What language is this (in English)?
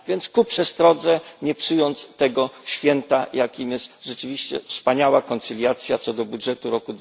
Polish